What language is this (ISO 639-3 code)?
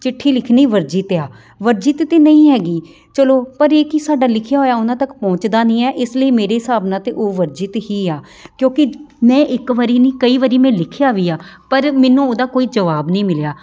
pan